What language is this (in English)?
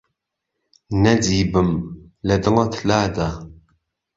Central Kurdish